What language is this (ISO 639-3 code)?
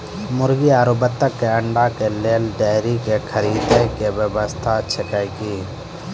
mai